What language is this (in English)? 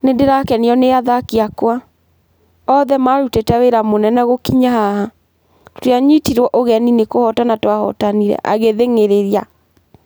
Kikuyu